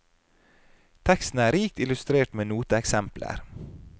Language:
Norwegian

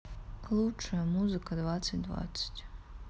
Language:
Russian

